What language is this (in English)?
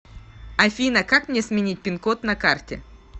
Russian